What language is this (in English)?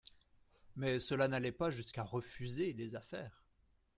French